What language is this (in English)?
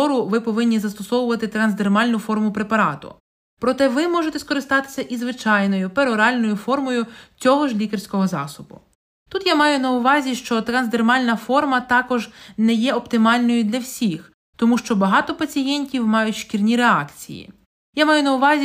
Ukrainian